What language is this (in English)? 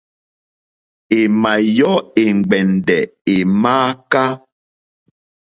Mokpwe